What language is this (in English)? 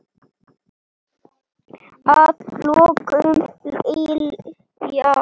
Icelandic